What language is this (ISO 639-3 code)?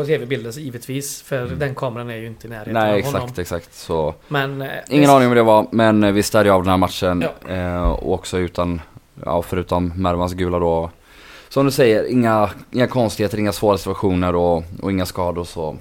swe